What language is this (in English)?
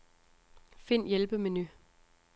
Danish